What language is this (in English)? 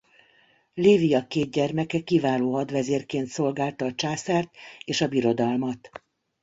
Hungarian